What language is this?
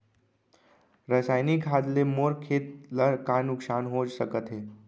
Chhattisgarhi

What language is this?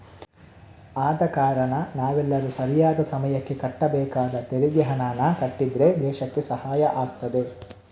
Kannada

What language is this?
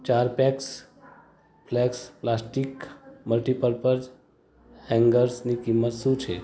Gujarati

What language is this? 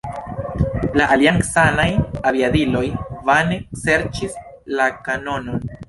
Esperanto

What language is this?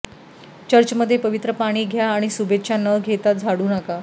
Marathi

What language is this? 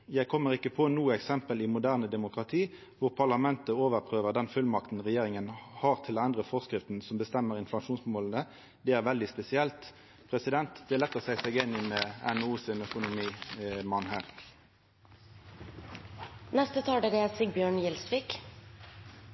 Norwegian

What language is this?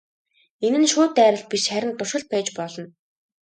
Mongolian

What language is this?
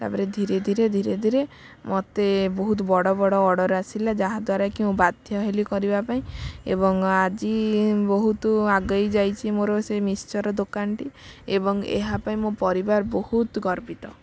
Odia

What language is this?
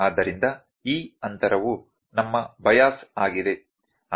Kannada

